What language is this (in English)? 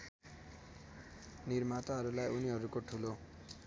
Nepali